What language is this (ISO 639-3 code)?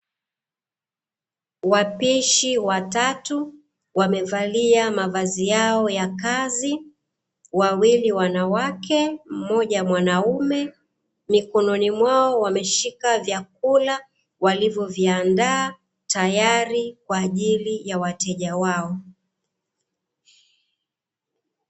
swa